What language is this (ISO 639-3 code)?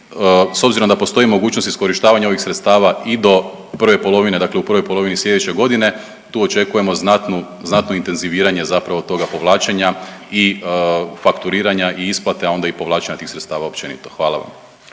hrv